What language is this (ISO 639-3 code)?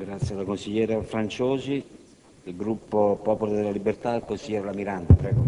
ita